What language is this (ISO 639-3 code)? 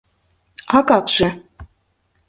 chm